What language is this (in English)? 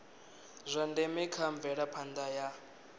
Venda